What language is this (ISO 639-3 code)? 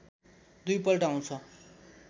nep